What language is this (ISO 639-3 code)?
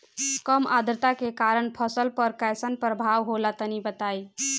bho